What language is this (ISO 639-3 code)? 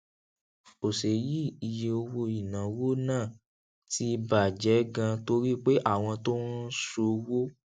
yor